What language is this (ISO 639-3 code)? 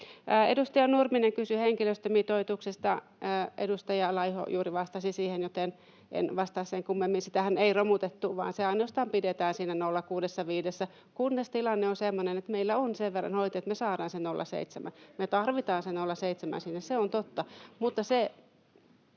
fin